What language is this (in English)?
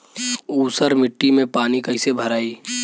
Bhojpuri